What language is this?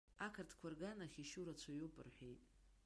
Abkhazian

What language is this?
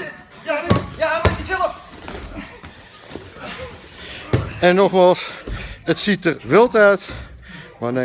Dutch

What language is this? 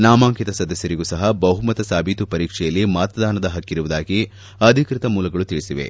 Kannada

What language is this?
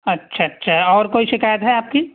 Urdu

